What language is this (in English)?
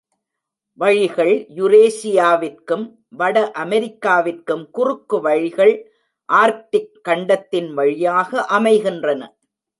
Tamil